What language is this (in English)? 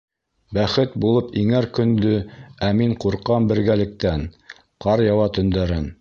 Bashkir